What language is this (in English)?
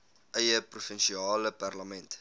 Afrikaans